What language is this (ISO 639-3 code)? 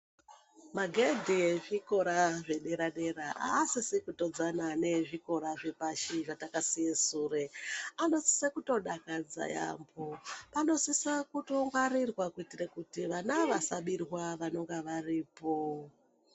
ndc